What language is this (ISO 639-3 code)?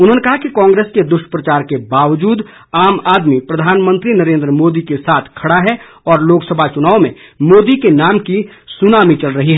hin